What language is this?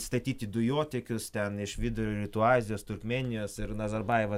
Lithuanian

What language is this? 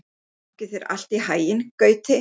Icelandic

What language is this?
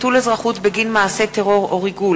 Hebrew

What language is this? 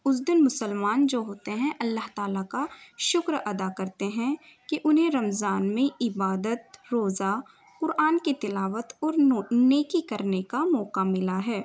Urdu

